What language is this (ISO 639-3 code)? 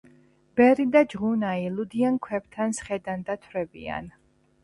kat